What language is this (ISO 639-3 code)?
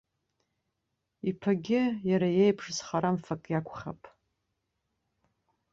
abk